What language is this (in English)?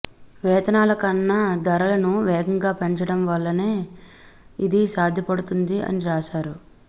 Telugu